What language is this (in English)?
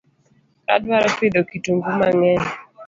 Luo (Kenya and Tanzania)